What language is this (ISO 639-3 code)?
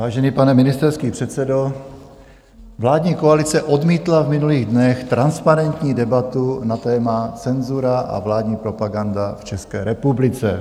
ces